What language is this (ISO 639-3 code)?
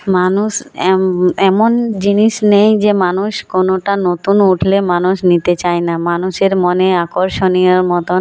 ben